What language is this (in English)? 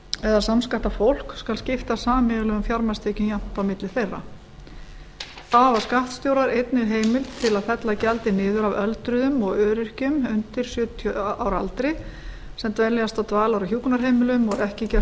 Icelandic